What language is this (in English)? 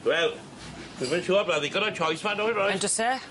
Welsh